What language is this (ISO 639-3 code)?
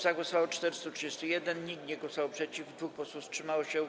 pol